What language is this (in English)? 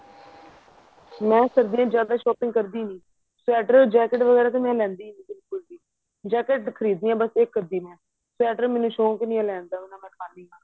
Punjabi